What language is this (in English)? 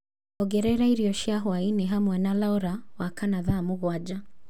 Kikuyu